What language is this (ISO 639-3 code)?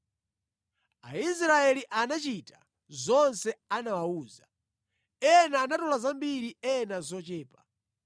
nya